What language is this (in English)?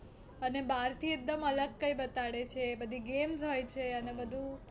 Gujarati